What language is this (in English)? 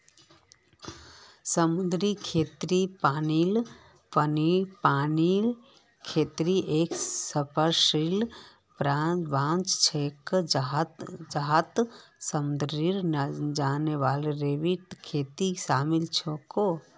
Magahi